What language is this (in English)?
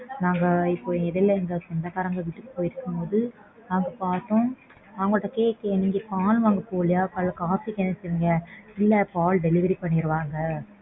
Tamil